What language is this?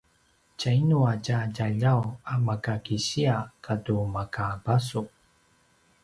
Paiwan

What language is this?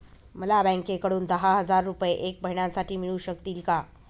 Marathi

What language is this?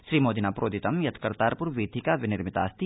Sanskrit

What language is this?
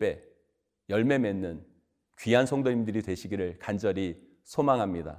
Korean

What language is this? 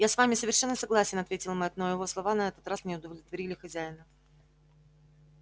Russian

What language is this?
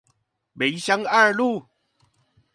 Chinese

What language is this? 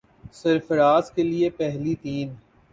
Urdu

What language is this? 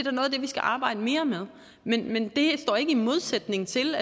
Danish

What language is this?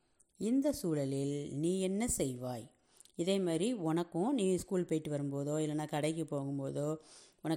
Tamil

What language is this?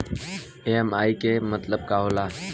Bhojpuri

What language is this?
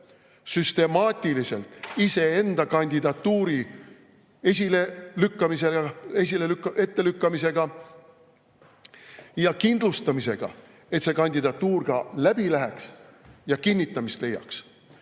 Estonian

